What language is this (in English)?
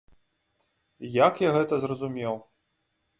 Belarusian